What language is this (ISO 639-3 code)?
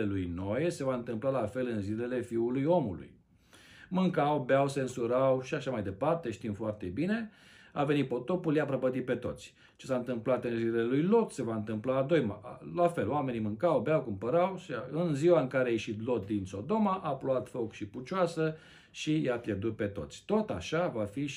ron